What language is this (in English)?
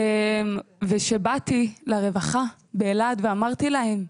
Hebrew